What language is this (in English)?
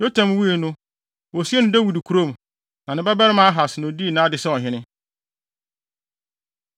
Akan